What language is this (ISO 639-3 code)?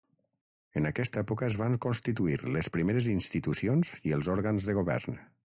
cat